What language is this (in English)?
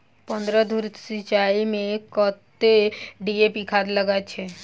Maithili